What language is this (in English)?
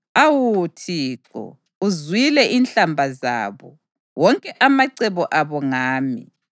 North Ndebele